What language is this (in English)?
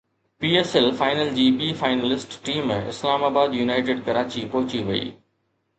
Sindhi